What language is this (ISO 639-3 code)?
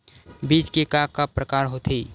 hne